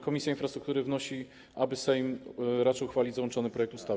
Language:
Polish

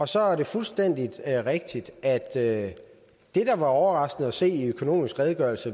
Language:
Danish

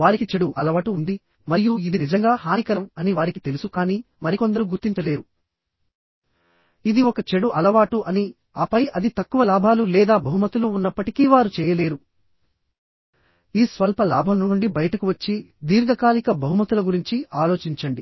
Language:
Telugu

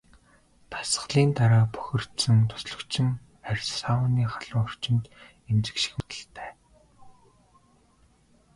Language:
Mongolian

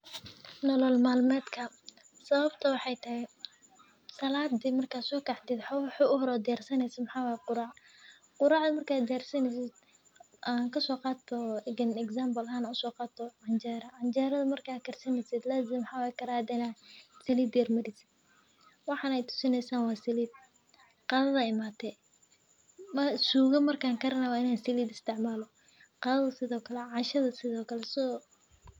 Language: Somali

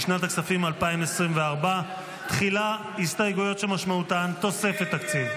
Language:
Hebrew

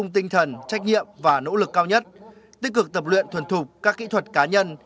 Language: Vietnamese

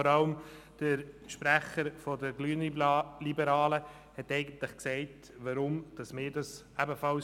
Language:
Swiss German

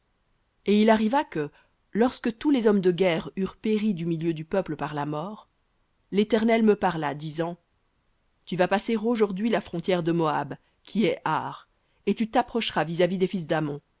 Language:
French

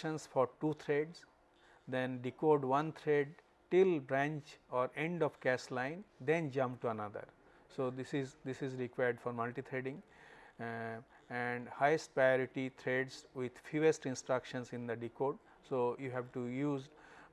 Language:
English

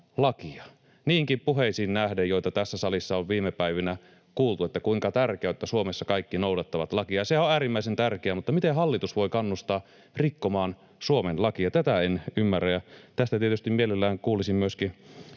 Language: Finnish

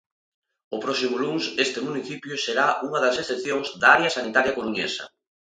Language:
Galician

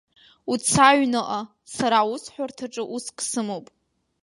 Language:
Abkhazian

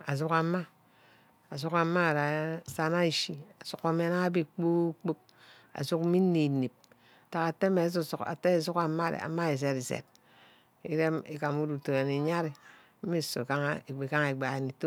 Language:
Ubaghara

